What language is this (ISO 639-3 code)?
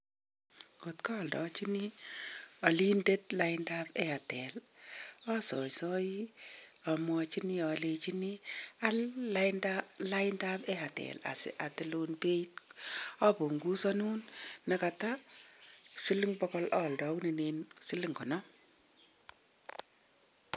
kln